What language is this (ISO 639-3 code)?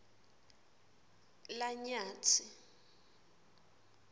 ssw